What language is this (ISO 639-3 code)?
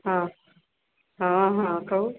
mai